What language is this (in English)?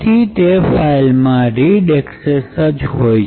Gujarati